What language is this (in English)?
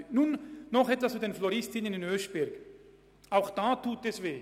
Swiss German